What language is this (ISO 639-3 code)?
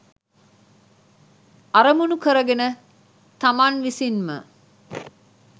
sin